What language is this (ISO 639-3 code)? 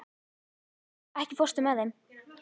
isl